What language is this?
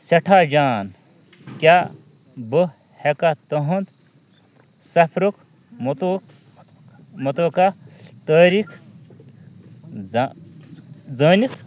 Kashmiri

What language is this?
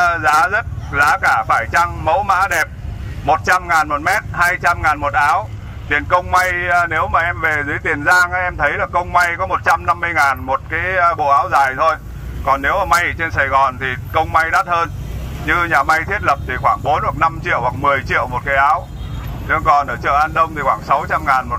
Vietnamese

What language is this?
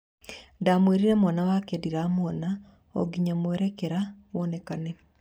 Kikuyu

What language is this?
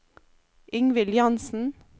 Norwegian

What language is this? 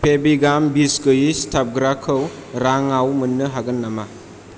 Bodo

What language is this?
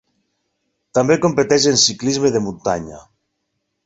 Catalan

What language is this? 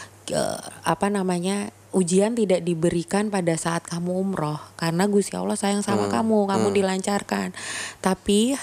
Indonesian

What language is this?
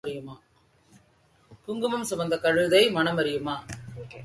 Tamil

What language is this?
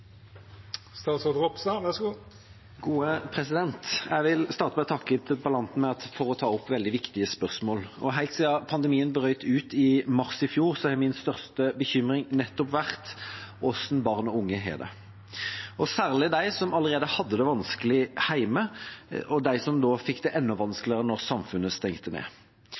Norwegian Bokmål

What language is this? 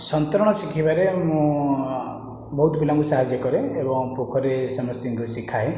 Odia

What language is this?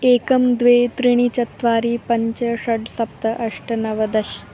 Sanskrit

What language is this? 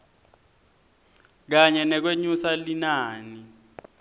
Swati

